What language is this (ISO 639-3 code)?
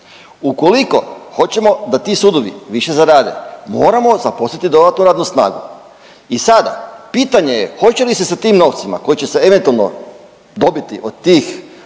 hrv